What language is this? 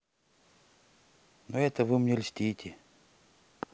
Russian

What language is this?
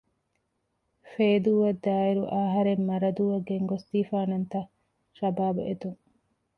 Divehi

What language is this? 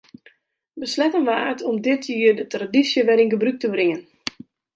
Western Frisian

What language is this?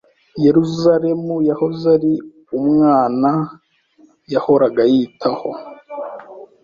Kinyarwanda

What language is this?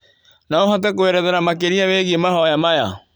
Kikuyu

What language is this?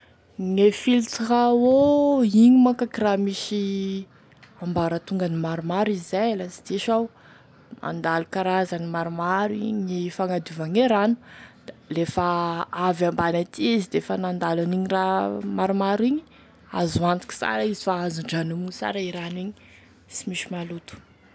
Tesaka Malagasy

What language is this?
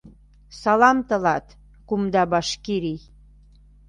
Mari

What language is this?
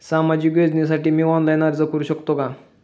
Marathi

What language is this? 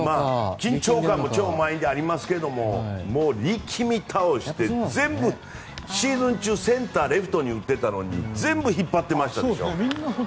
Japanese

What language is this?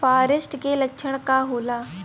Bhojpuri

